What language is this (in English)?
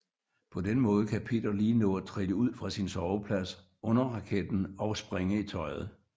Danish